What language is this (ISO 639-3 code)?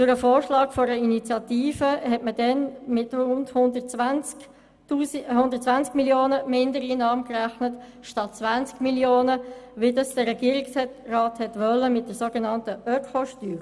gsw